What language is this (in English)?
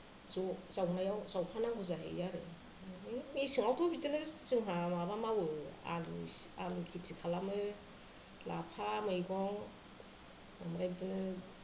Bodo